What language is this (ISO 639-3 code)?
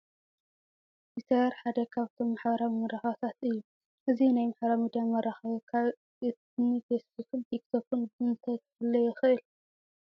tir